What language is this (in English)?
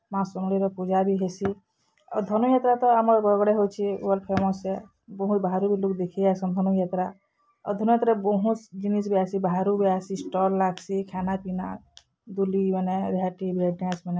Odia